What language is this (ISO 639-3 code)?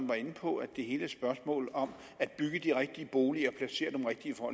dan